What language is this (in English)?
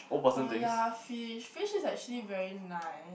English